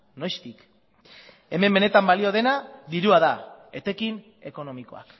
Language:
Basque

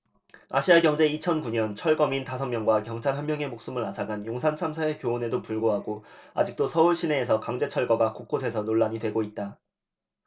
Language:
Korean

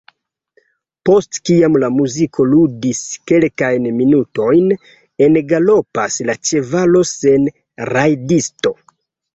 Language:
Esperanto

